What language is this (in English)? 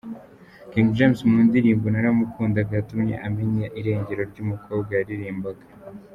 Kinyarwanda